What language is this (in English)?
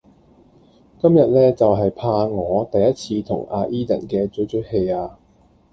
Cantonese